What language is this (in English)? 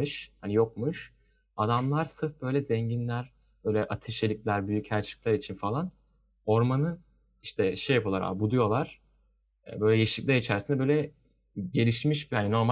Turkish